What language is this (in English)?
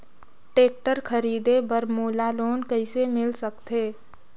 Chhattisgarhi